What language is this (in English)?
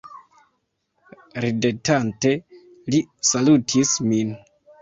Esperanto